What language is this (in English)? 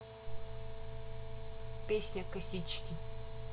Russian